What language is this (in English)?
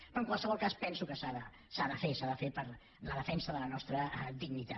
Catalan